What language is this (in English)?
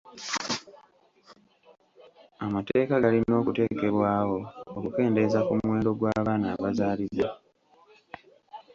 Ganda